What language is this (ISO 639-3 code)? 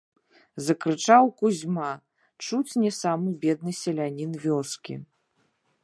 bel